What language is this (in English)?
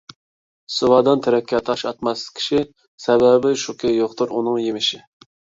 Uyghur